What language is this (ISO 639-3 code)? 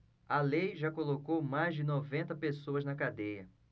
por